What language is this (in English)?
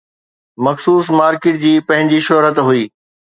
Sindhi